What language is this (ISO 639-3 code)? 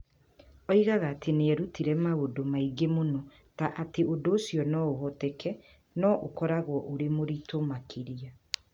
kik